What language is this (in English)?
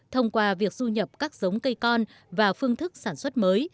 Vietnamese